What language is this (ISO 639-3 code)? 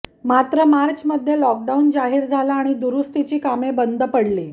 mar